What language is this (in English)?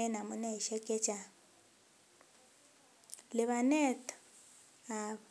Kalenjin